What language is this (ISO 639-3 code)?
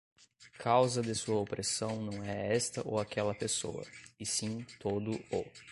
por